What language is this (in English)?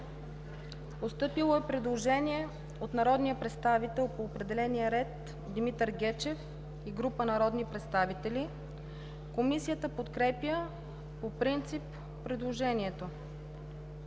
Bulgarian